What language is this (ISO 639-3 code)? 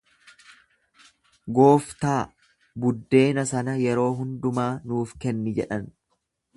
orm